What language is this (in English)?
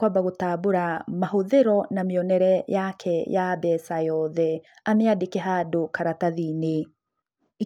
Kikuyu